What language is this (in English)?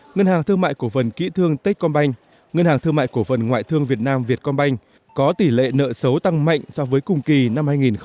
Vietnamese